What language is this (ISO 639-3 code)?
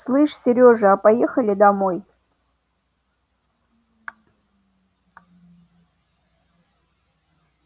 rus